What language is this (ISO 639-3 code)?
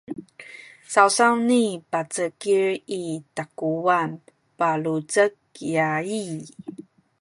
szy